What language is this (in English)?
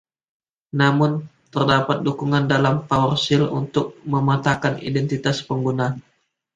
Indonesian